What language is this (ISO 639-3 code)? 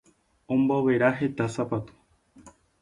grn